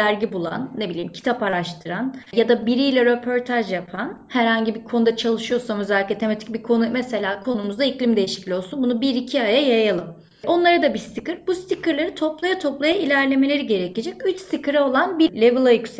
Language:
Turkish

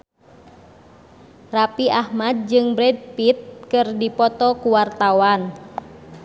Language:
Sundanese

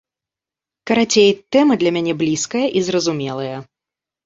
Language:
Belarusian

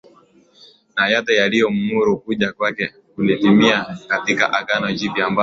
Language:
Swahili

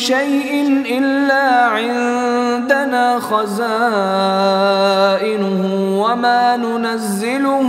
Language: Arabic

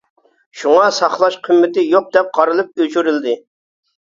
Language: Uyghur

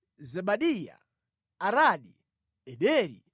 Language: Nyanja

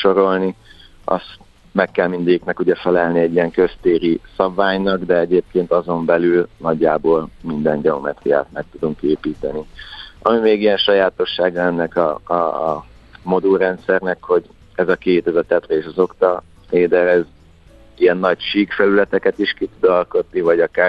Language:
Hungarian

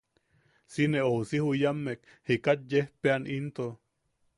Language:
Yaqui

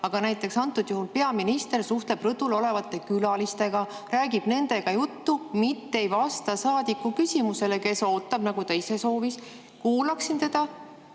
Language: Estonian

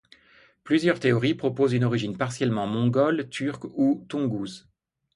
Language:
French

